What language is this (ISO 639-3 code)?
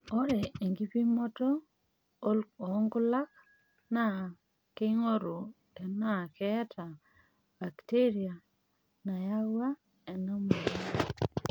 mas